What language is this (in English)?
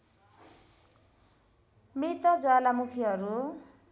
Nepali